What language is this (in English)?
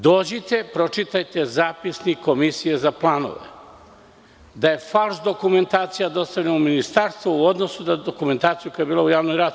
Serbian